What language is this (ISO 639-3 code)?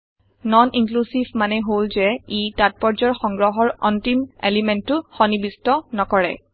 asm